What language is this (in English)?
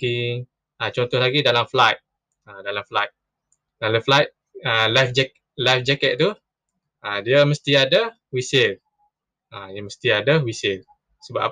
Malay